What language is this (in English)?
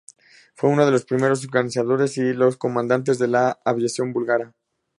Spanish